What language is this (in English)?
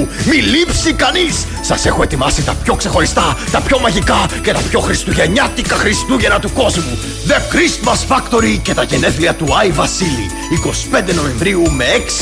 Greek